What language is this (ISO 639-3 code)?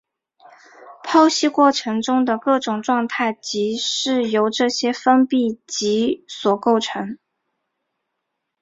zho